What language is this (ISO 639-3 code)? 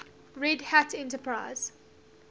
eng